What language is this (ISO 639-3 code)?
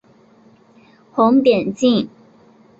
zho